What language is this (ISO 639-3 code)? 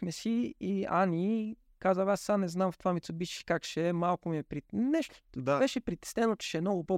bul